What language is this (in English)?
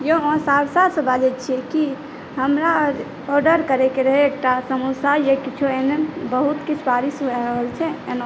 Maithili